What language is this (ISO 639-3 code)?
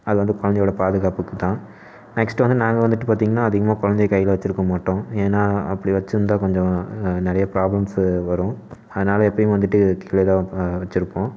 tam